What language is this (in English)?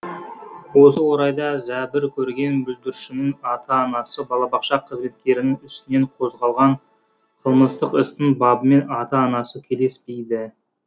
Kazakh